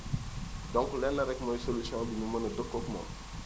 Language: Wolof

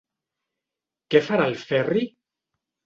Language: Catalan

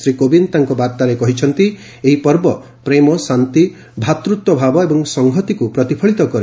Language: Odia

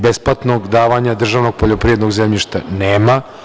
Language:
Serbian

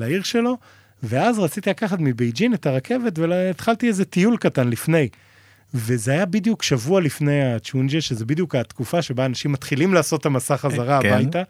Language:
Hebrew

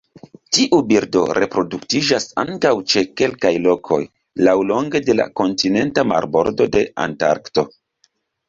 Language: Esperanto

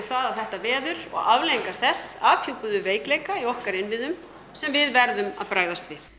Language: Icelandic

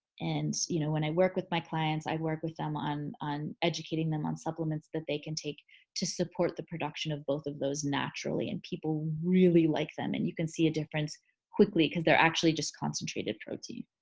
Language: English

